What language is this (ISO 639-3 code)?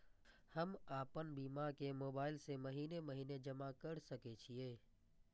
mai